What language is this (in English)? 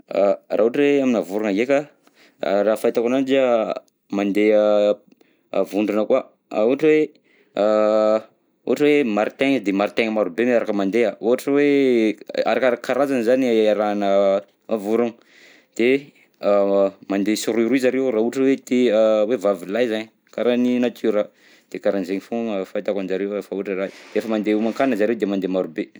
Southern Betsimisaraka Malagasy